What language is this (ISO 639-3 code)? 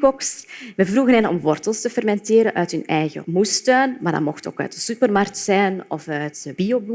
nld